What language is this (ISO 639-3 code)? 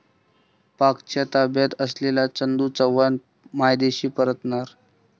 mar